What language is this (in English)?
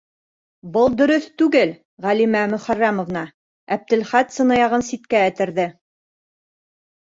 Bashkir